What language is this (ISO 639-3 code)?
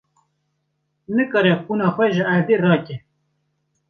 kur